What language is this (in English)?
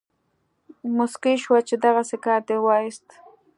Pashto